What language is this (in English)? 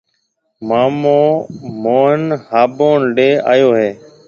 Marwari (Pakistan)